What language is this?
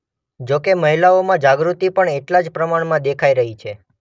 Gujarati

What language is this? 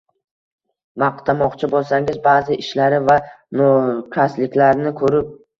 Uzbek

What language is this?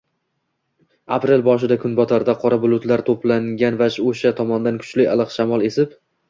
Uzbek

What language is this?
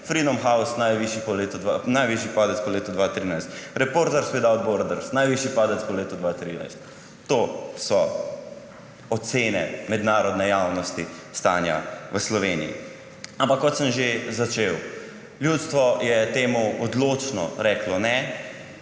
Slovenian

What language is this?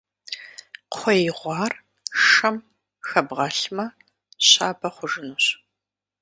Kabardian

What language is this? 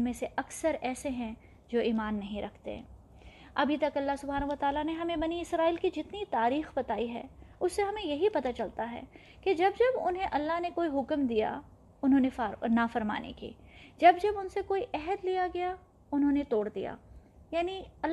Urdu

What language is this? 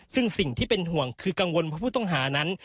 Thai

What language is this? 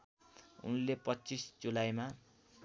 Nepali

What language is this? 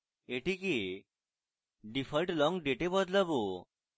Bangla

